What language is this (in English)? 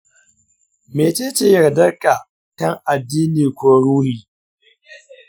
Hausa